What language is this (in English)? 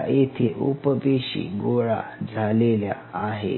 Marathi